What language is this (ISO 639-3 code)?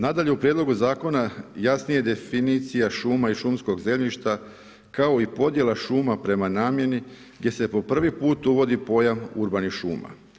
hrv